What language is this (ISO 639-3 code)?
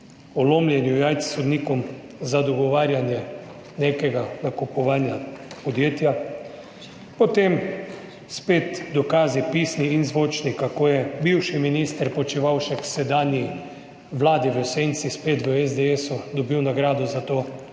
slv